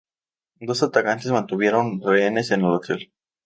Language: Spanish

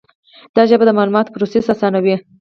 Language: Pashto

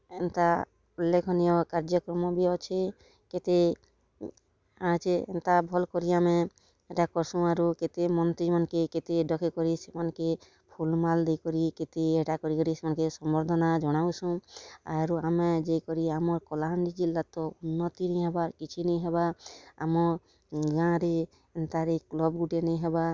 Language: Odia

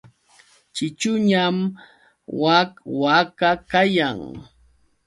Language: Yauyos Quechua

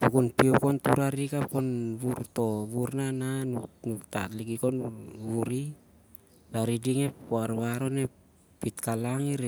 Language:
Siar-Lak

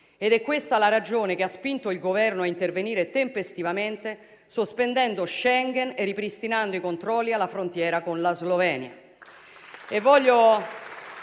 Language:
Italian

